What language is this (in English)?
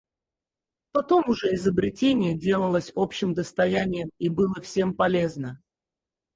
Russian